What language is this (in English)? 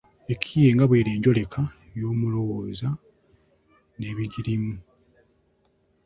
Ganda